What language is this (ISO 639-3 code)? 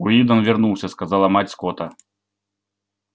rus